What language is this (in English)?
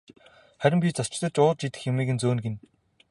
Mongolian